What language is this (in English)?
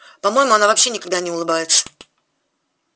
Russian